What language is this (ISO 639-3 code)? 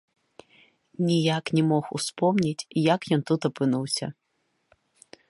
bel